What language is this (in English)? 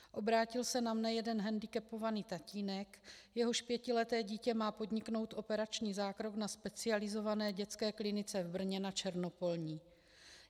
Czech